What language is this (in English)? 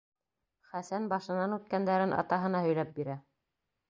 Bashkir